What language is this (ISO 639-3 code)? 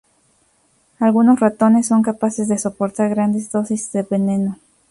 spa